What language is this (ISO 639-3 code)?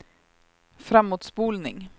swe